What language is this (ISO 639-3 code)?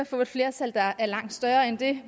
dan